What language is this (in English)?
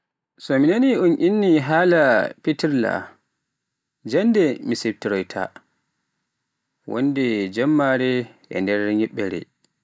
Pular